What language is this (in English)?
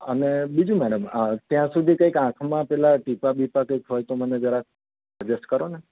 Gujarati